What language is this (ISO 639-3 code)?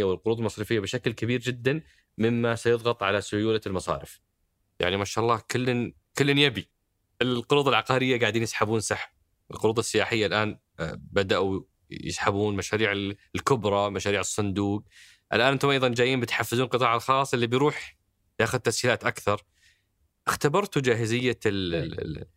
ara